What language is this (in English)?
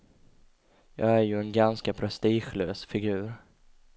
Swedish